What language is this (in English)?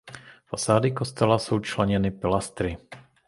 Czech